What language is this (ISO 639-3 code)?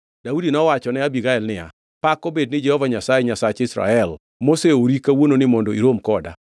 luo